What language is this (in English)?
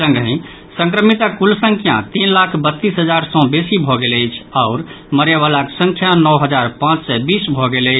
Maithili